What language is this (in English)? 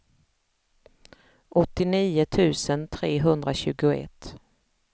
Swedish